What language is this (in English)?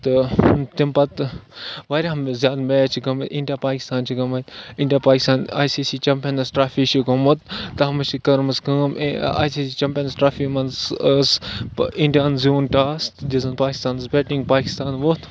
Kashmiri